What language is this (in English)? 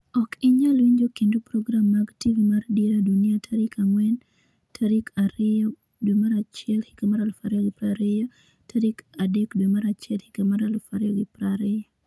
Luo (Kenya and Tanzania)